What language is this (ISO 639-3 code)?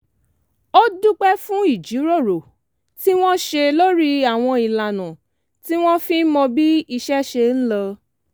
yor